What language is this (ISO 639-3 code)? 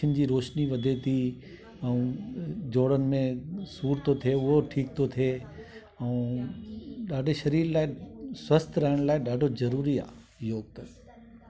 snd